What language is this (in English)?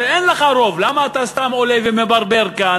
Hebrew